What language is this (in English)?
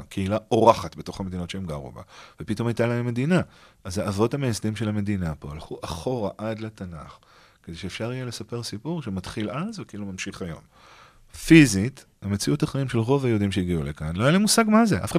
Hebrew